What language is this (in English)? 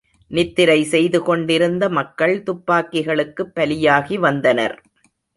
Tamil